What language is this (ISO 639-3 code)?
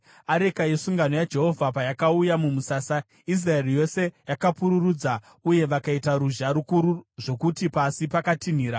sna